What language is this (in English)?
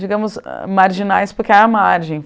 Portuguese